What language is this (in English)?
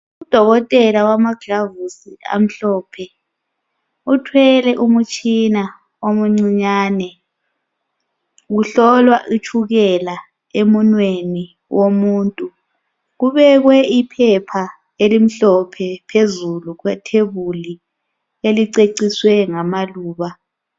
North Ndebele